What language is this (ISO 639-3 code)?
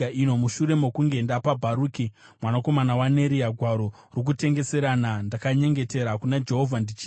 sna